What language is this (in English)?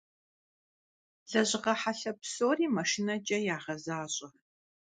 Kabardian